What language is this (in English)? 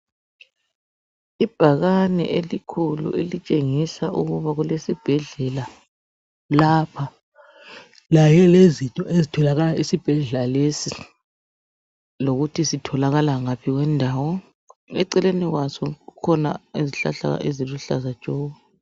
North Ndebele